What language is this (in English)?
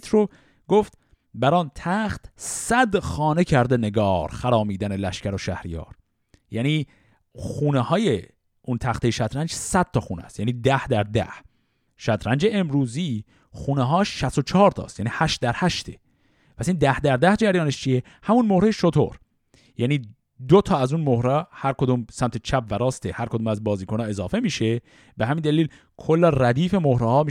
Persian